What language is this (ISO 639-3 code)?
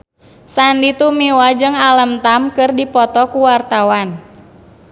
sun